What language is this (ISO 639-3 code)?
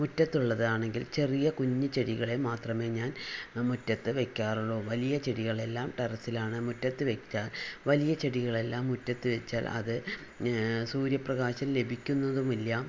mal